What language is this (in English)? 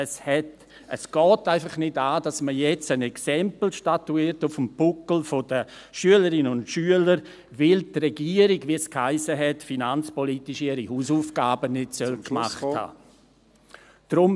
Swiss German